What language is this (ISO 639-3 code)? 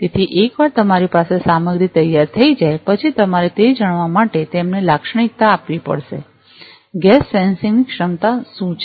guj